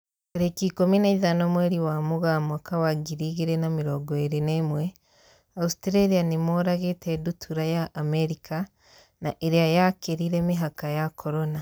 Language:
Kikuyu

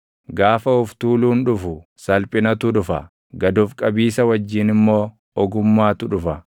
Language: Oromo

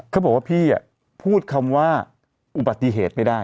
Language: Thai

